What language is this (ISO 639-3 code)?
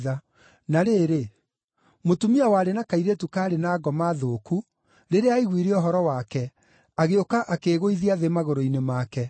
kik